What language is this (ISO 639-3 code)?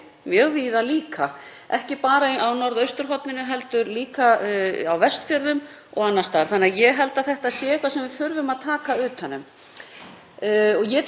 isl